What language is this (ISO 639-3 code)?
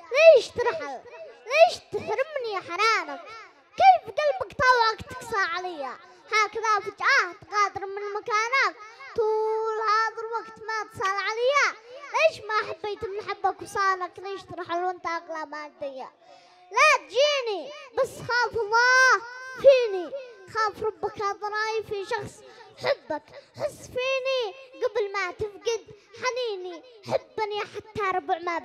ara